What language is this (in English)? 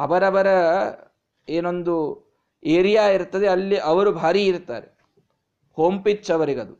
Kannada